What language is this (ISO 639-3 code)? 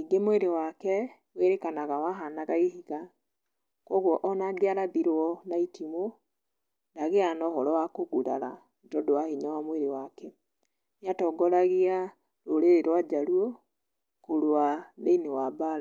kik